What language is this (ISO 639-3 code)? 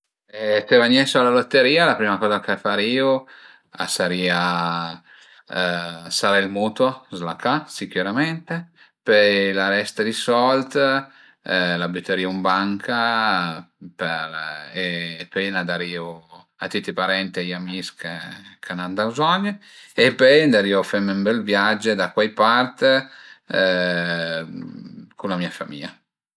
pms